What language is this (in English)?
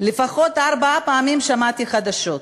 Hebrew